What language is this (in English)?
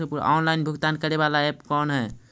Magahi